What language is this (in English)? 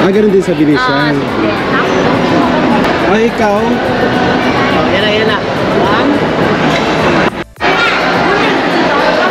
Filipino